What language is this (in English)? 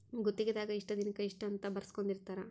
Kannada